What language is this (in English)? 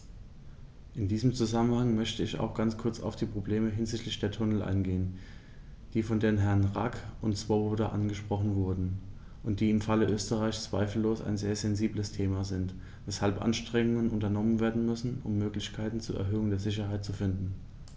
German